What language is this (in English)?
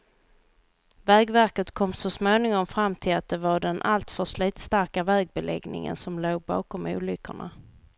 Swedish